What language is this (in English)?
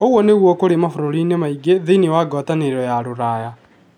Kikuyu